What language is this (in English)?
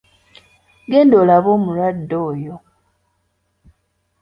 Ganda